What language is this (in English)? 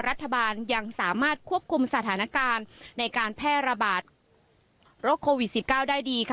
Thai